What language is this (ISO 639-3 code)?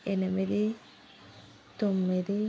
tel